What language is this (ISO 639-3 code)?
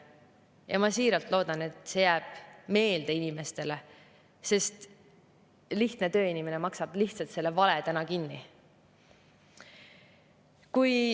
est